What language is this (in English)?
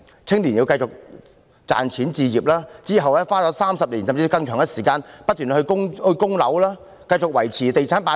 Cantonese